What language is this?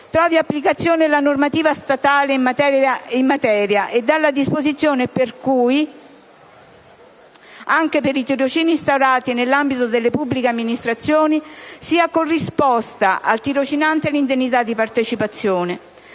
Italian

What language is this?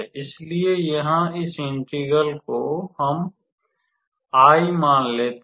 Hindi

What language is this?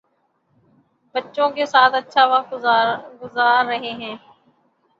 Urdu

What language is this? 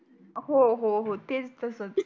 Marathi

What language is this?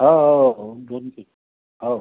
Marathi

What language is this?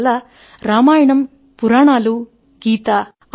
Telugu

